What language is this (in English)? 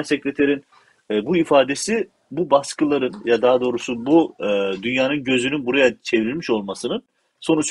Turkish